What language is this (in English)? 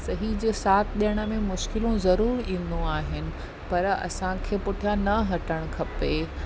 Sindhi